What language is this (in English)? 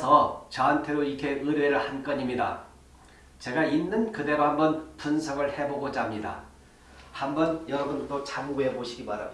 Korean